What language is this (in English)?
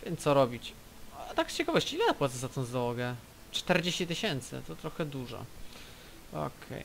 Polish